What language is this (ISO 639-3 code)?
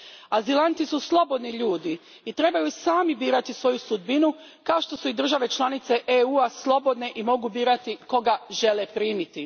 hrv